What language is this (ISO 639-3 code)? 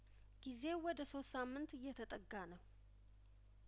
amh